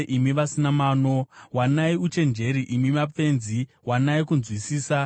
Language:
Shona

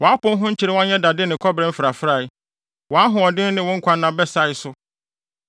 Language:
Akan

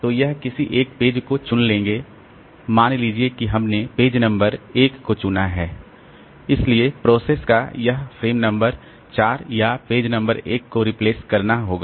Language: Hindi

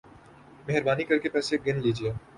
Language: Urdu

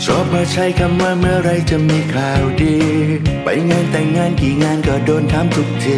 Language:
Thai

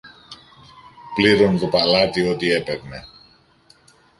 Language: Greek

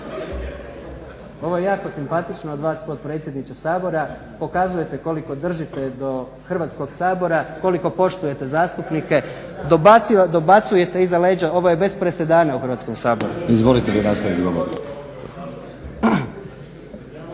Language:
Croatian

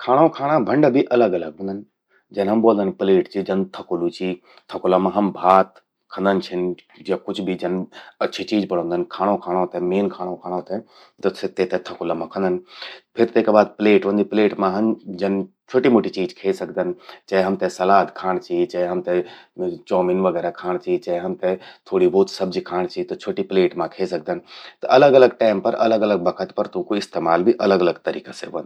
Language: Garhwali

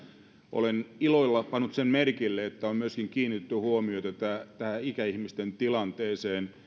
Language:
Finnish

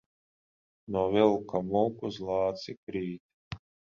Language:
Latvian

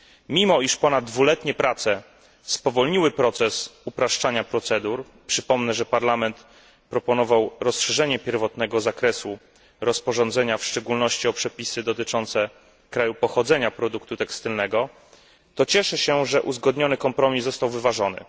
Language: Polish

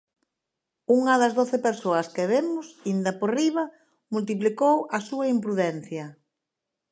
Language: Galician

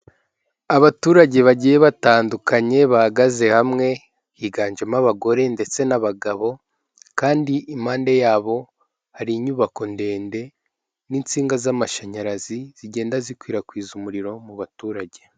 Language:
Kinyarwanda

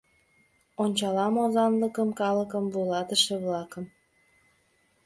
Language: Mari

